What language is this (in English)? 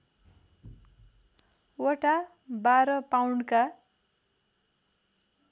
Nepali